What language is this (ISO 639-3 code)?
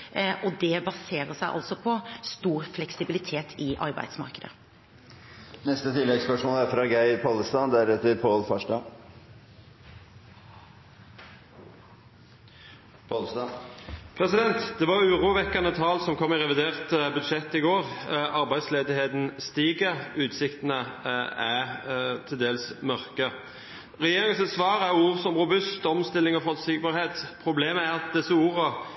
nor